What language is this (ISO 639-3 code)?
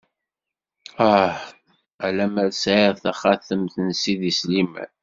kab